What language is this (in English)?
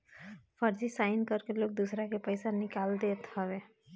Bhojpuri